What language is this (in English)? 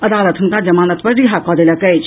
Maithili